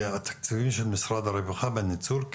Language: Hebrew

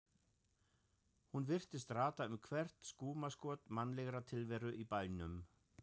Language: Icelandic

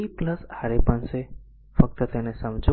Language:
Gujarati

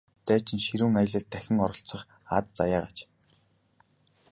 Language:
Mongolian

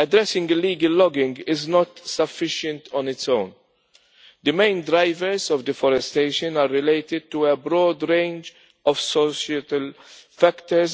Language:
English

